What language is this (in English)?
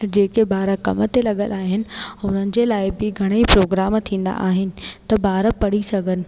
Sindhi